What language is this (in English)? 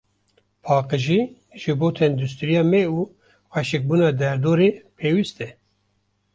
Kurdish